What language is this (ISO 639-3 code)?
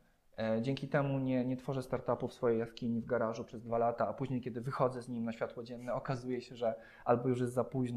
pol